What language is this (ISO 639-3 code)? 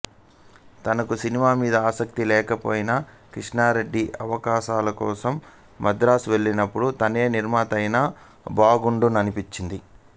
tel